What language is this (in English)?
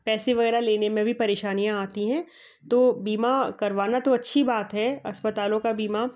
Hindi